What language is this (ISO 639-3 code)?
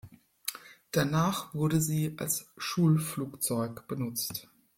deu